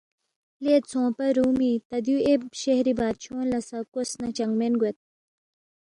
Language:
Balti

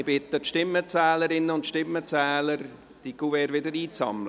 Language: Swiss German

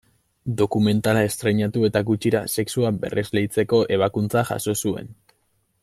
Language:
Basque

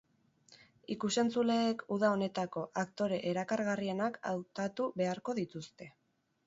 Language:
Basque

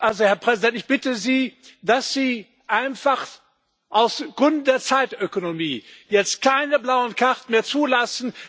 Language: German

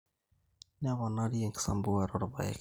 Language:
Masai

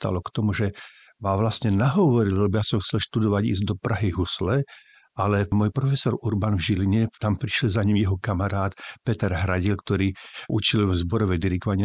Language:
Slovak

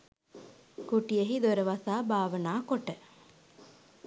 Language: Sinhala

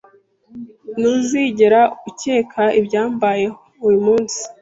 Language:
Kinyarwanda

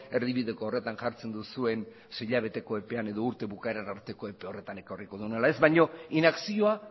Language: Basque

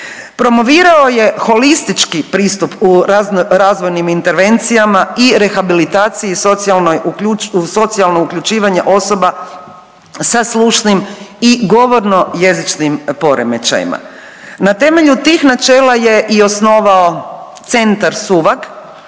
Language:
Croatian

